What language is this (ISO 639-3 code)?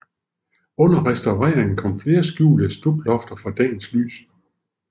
dan